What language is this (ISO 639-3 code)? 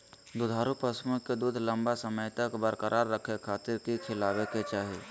mag